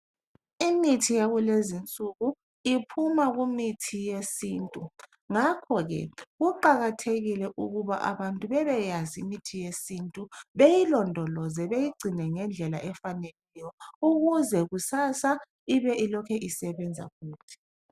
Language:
North Ndebele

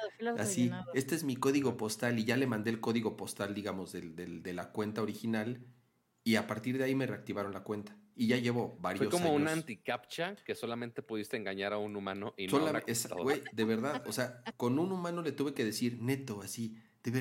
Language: Spanish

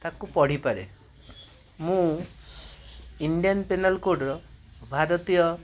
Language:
Odia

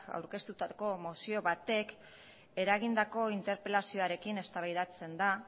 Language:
Basque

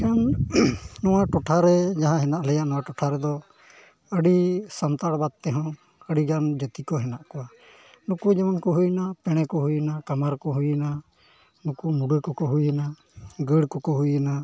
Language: Santali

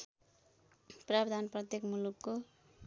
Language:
Nepali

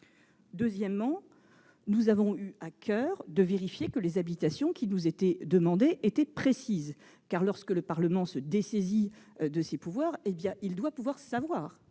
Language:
French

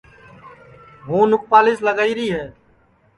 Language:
Sansi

